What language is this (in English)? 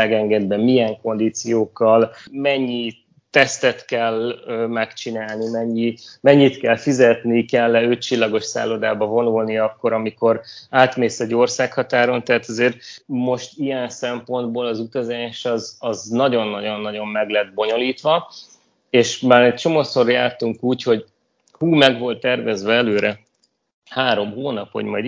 Hungarian